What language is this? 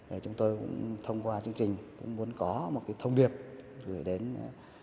Vietnamese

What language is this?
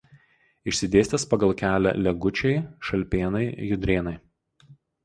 Lithuanian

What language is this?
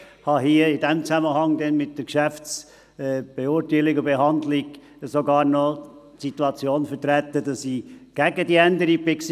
Swiss German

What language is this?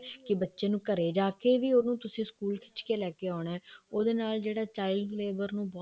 Punjabi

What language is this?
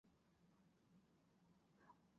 Chinese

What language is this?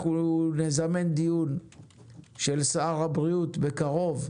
Hebrew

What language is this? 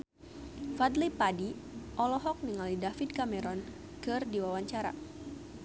Sundanese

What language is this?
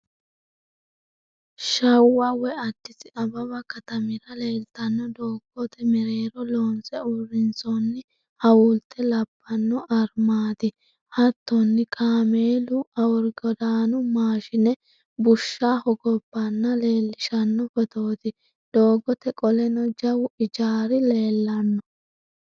Sidamo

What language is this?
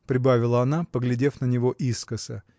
Russian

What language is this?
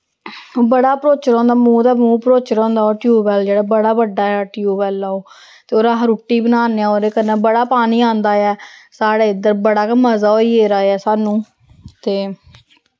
Dogri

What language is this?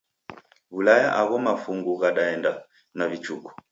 Taita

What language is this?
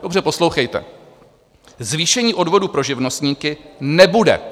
Czech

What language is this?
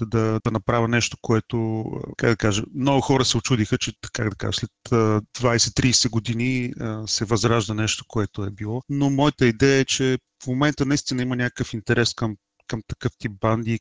Bulgarian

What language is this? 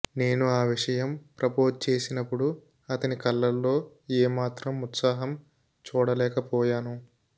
Telugu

